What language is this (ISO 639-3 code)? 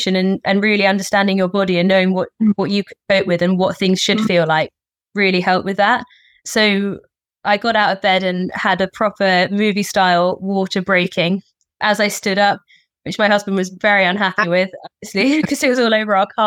eng